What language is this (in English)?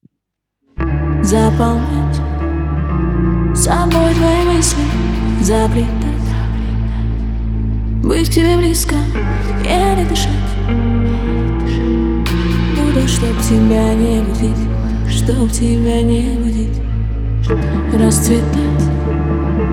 Russian